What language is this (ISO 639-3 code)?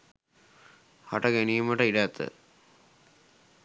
sin